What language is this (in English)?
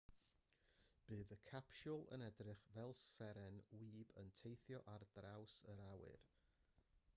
Welsh